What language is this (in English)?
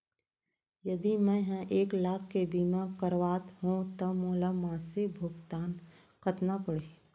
Chhattisgarhi